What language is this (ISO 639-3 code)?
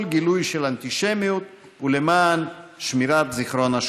heb